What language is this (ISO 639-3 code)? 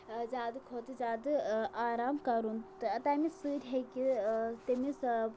kas